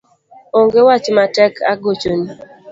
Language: Luo (Kenya and Tanzania)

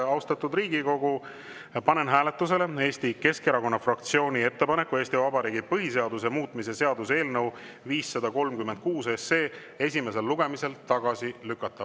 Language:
Estonian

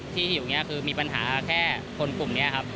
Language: Thai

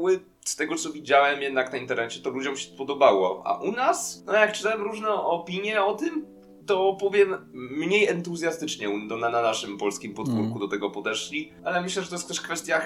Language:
Polish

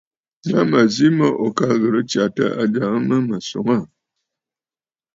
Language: Bafut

